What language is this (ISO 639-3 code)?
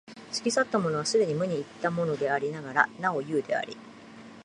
jpn